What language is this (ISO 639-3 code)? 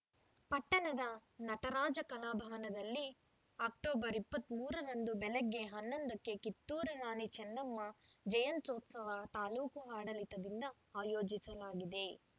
kan